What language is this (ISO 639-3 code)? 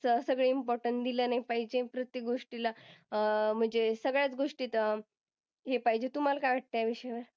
mar